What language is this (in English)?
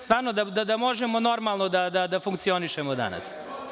Serbian